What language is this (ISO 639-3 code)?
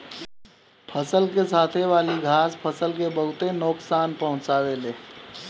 bho